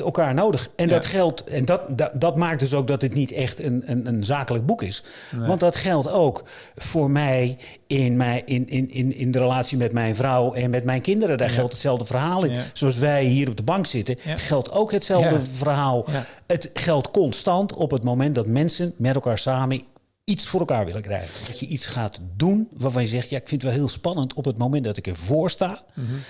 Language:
Dutch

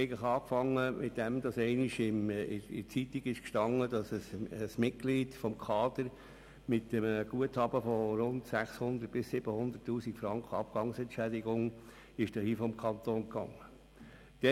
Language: Swiss German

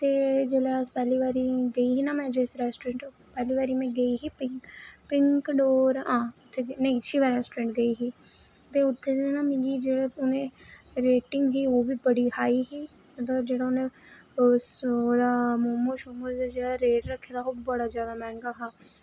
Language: Dogri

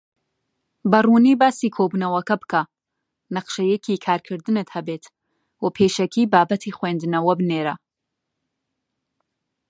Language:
Central Kurdish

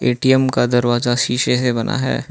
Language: Hindi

